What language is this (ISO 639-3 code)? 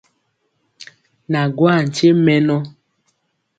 mcx